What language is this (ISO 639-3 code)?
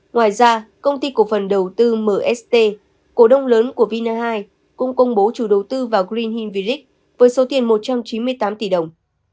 vie